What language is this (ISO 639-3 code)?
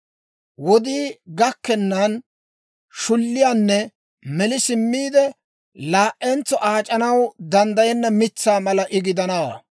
dwr